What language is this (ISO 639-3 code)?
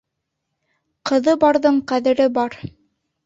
bak